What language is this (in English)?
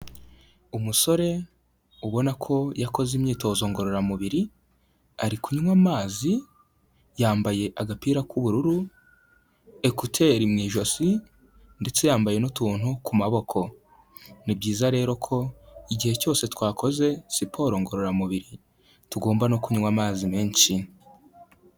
Kinyarwanda